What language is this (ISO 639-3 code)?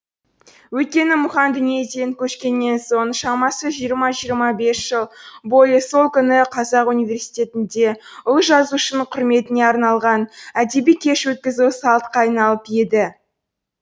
kaz